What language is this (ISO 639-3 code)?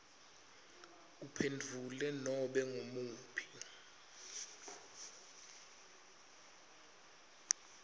ssw